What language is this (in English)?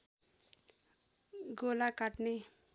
Nepali